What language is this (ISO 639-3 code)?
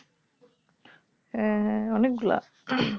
ben